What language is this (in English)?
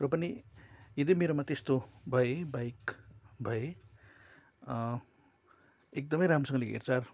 Nepali